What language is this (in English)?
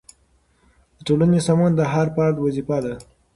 Pashto